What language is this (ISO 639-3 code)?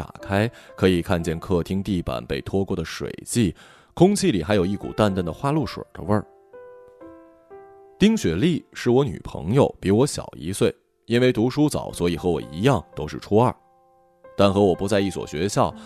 zho